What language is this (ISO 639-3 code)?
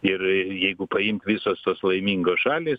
lit